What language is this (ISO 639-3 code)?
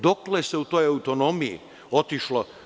srp